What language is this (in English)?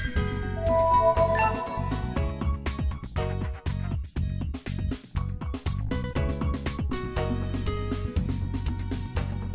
Vietnamese